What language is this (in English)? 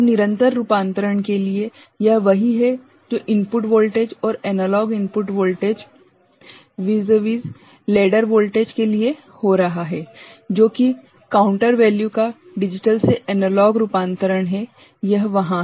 Hindi